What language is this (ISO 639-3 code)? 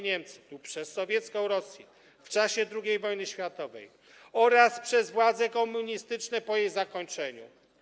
pol